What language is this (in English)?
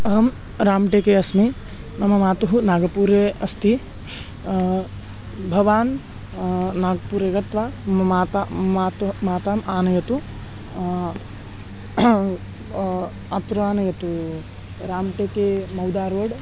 Sanskrit